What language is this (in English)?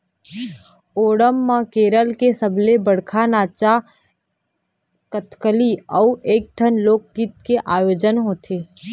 Chhattisgarhi